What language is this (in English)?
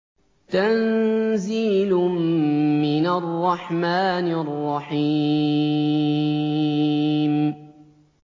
Arabic